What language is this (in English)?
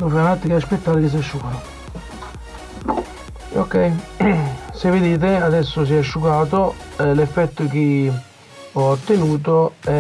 Italian